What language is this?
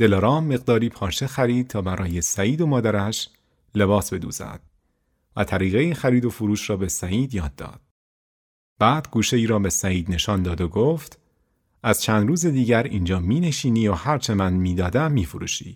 Persian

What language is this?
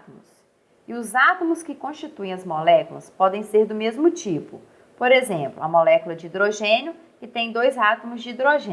Portuguese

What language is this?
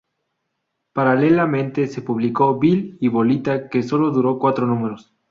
Spanish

